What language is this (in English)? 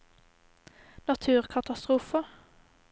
Norwegian